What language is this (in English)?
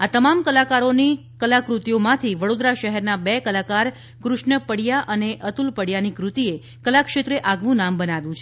Gujarati